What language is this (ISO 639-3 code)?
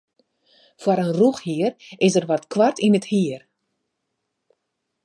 fry